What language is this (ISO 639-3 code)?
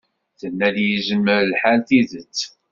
kab